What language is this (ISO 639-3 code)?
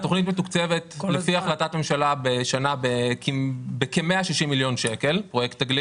heb